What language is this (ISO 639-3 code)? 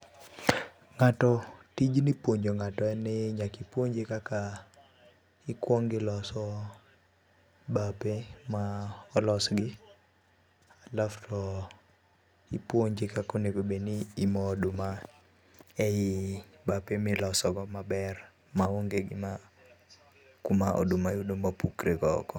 luo